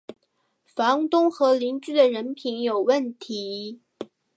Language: Chinese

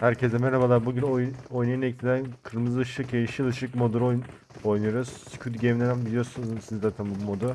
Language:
Turkish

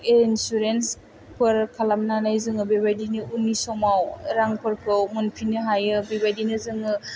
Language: Bodo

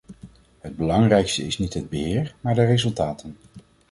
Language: Dutch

